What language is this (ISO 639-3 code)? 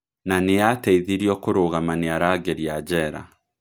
kik